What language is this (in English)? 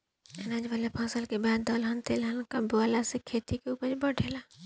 Bhojpuri